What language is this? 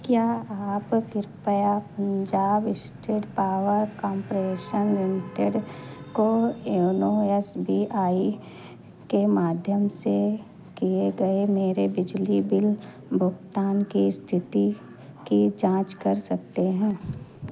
Hindi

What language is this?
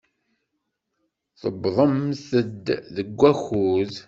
Kabyle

